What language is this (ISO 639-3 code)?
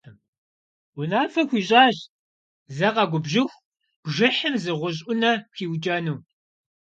kbd